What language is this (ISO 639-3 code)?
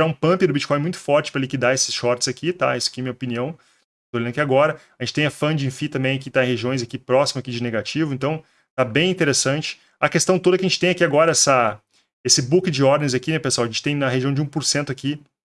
por